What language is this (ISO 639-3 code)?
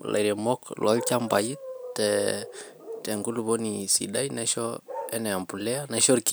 mas